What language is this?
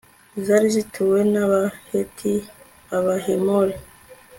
Kinyarwanda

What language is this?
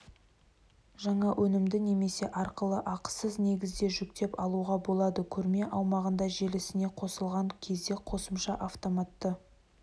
Kazakh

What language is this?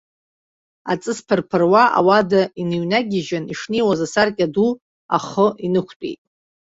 Abkhazian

